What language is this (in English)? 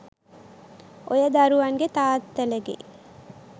Sinhala